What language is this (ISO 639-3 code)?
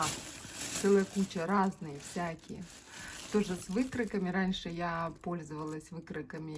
rus